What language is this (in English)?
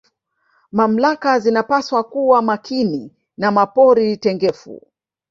Swahili